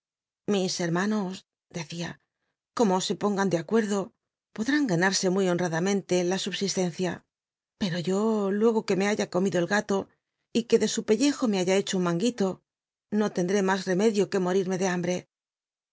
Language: Spanish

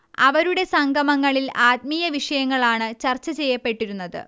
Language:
Malayalam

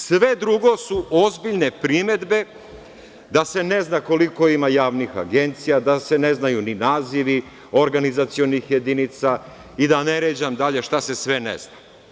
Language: Serbian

